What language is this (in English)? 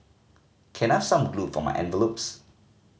English